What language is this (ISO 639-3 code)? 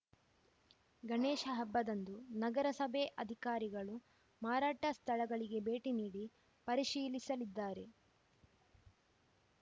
kan